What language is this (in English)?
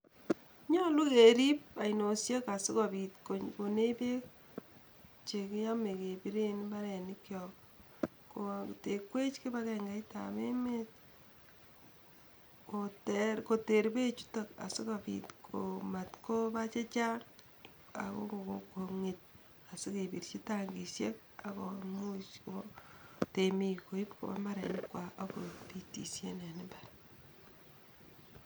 Kalenjin